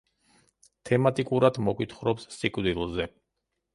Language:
Georgian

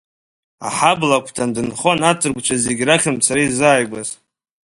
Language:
Abkhazian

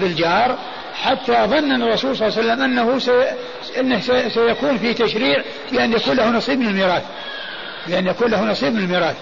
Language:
Arabic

